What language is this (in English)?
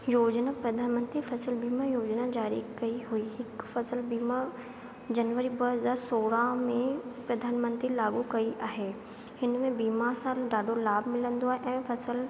Sindhi